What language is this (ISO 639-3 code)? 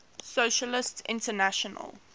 eng